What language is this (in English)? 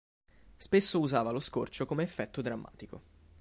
Italian